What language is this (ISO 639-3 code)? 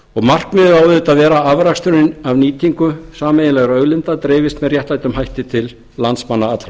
isl